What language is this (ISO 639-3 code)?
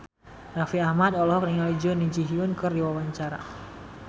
sun